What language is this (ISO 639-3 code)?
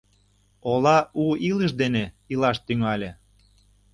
chm